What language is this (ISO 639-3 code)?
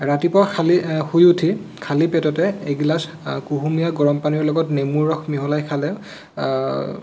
asm